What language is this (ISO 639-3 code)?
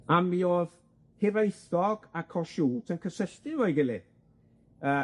cym